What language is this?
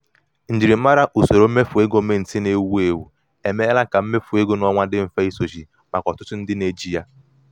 Igbo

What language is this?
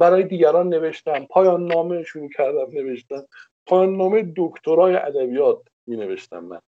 Persian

